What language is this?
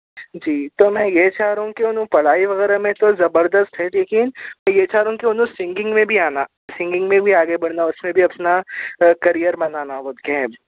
Urdu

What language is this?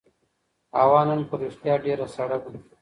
Pashto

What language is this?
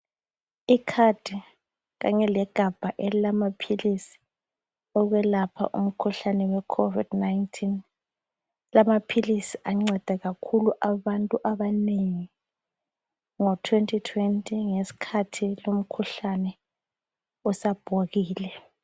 North Ndebele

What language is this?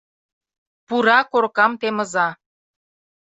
Mari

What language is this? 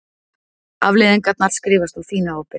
Icelandic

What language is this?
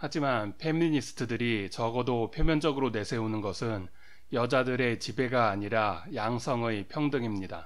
Korean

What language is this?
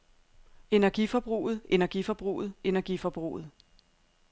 Danish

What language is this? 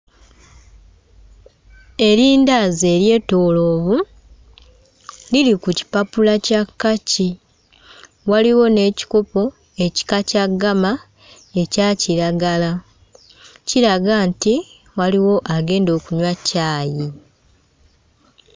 Ganda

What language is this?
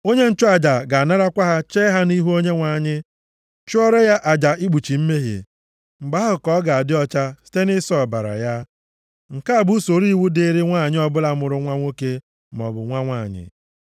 Igbo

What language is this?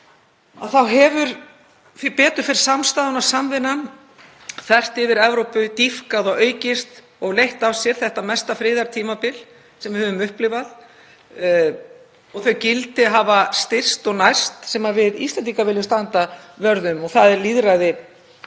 Icelandic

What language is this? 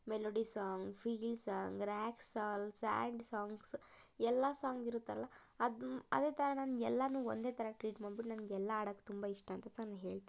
Kannada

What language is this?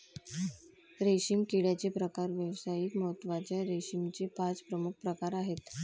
Marathi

